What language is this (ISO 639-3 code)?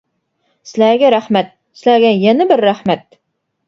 uig